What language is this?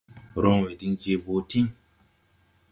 Tupuri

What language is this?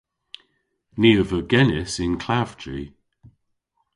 Cornish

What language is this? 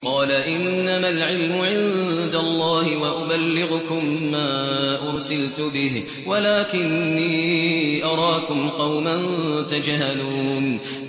Arabic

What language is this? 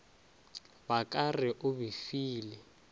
Northern Sotho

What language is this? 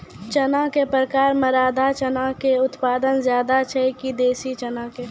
Maithili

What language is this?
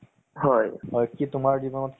Assamese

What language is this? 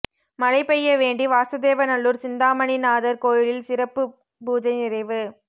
Tamil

